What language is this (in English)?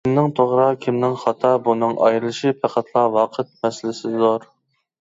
Uyghur